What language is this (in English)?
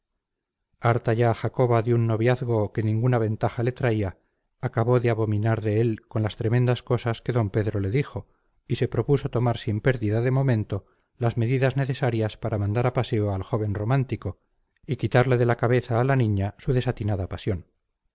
Spanish